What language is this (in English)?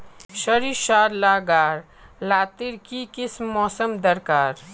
Magahi